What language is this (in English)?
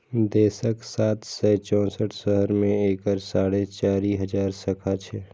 Maithili